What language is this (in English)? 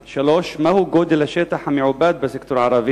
Hebrew